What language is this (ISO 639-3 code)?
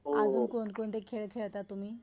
mar